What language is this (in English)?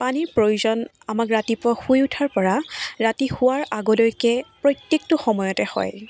Assamese